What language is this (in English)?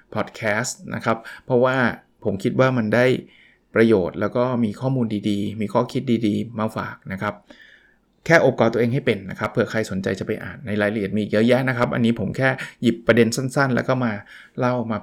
Thai